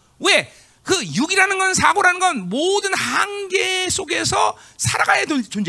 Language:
Korean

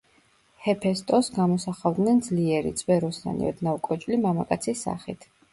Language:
Georgian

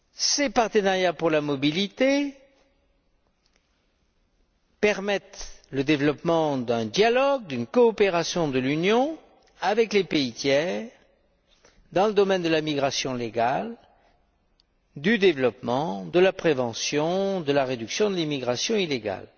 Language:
French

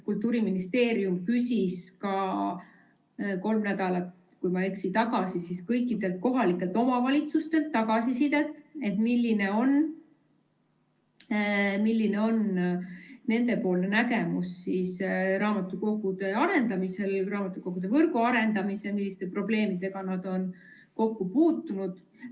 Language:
Estonian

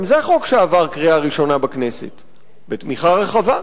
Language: Hebrew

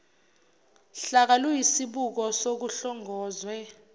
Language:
Zulu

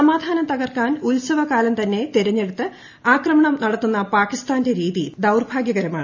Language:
Malayalam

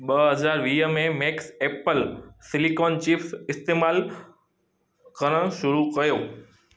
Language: Sindhi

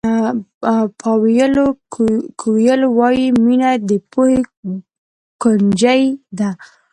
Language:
Pashto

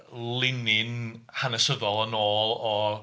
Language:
Welsh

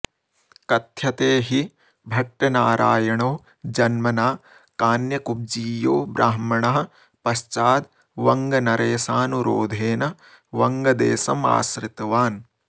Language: Sanskrit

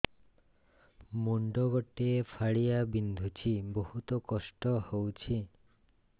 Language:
Odia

